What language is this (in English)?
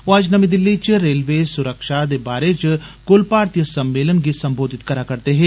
Dogri